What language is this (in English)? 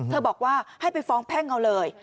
Thai